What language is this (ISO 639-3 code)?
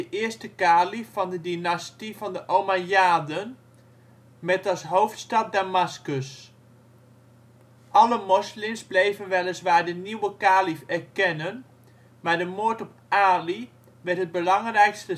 nld